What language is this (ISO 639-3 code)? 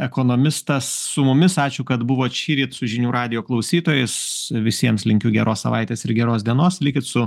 lit